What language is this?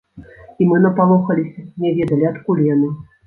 Belarusian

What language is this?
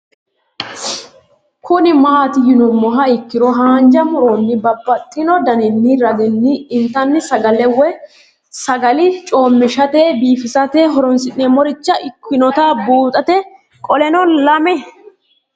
Sidamo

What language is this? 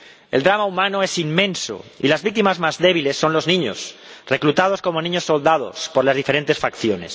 Spanish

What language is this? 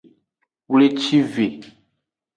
Aja (Benin)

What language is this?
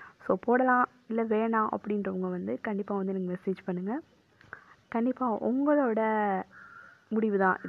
Tamil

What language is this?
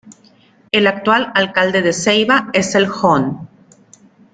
Spanish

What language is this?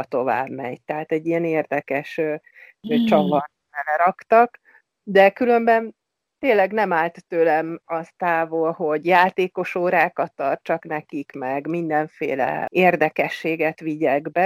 Hungarian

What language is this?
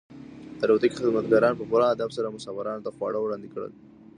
Pashto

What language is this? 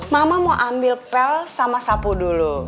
Indonesian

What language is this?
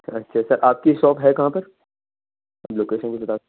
Urdu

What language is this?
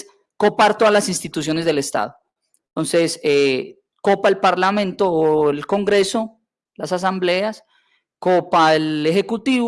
Spanish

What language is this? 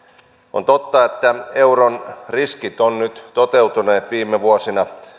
Finnish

